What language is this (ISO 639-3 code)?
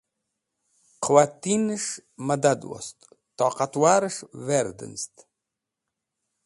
wbl